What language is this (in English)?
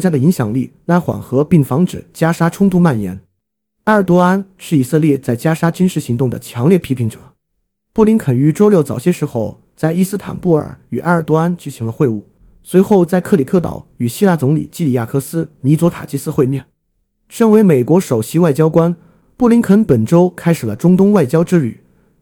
Chinese